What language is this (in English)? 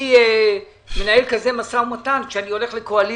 Hebrew